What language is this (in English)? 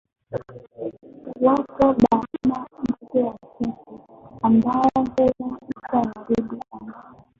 Swahili